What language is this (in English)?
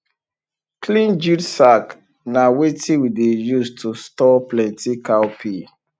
Nigerian Pidgin